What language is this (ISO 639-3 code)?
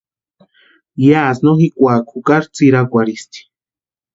pua